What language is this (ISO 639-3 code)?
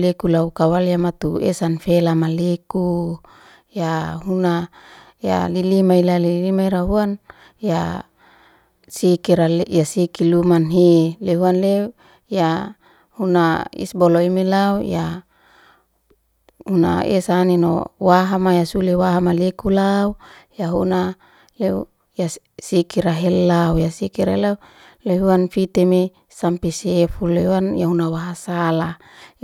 ste